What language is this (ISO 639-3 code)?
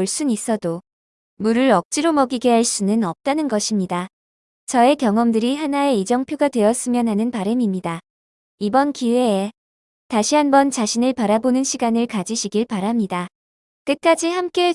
kor